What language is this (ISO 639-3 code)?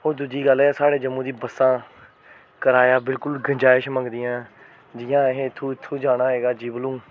doi